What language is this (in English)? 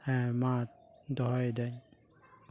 Santali